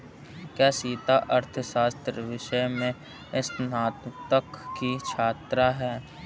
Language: Hindi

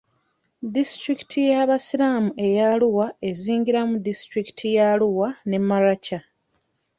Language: Ganda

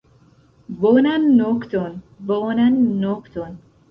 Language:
Esperanto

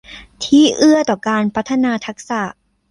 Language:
Thai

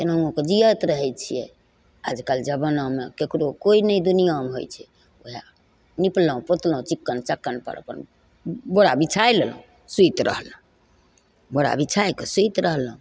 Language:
Maithili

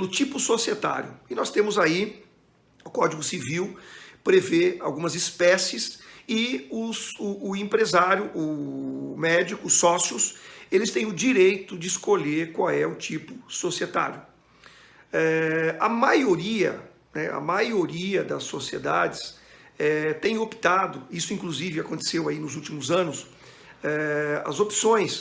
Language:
Portuguese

